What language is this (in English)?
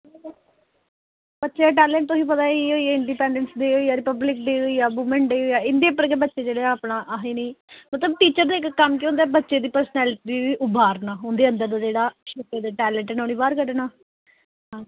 Dogri